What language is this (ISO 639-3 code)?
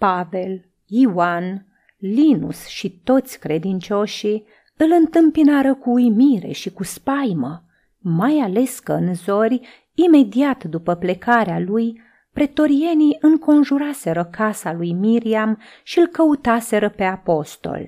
ron